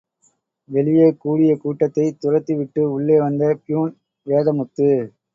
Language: Tamil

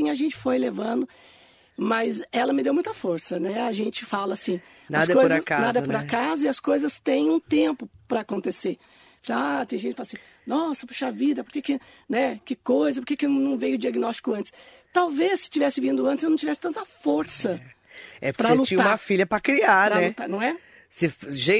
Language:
Portuguese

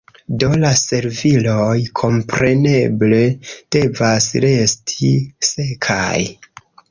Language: Esperanto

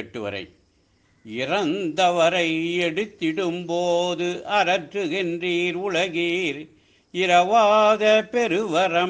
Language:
Norwegian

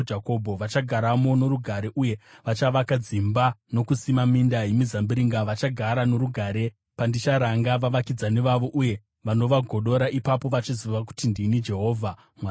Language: Shona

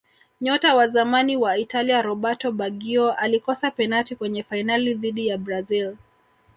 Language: Swahili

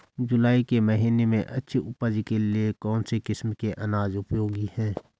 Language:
Hindi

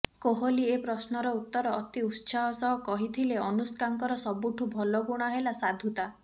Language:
Odia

